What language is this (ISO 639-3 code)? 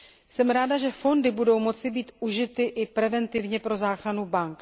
ces